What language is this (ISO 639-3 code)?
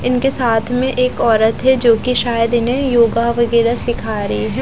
hin